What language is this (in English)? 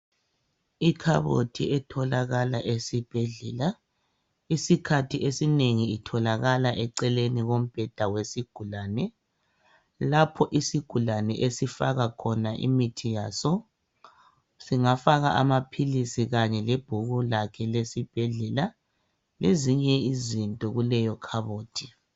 North Ndebele